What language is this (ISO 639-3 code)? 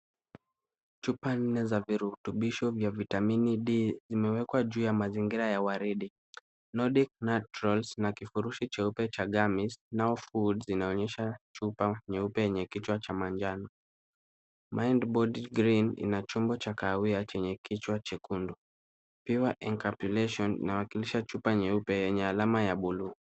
swa